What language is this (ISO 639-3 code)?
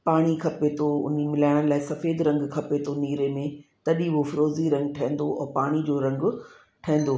snd